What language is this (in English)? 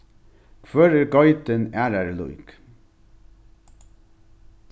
Faroese